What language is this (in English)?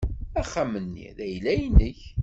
Kabyle